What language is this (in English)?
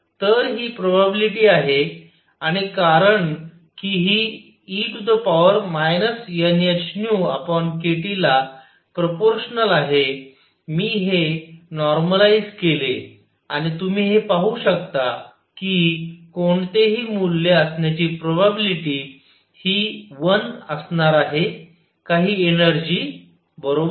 Marathi